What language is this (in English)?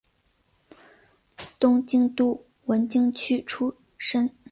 Chinese